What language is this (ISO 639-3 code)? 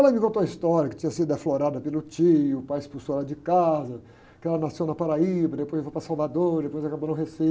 por